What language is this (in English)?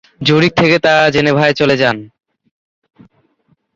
Bangla